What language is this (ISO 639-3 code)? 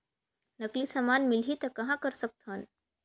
hne